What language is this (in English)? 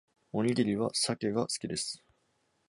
Japanese